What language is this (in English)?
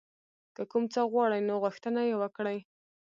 Pashto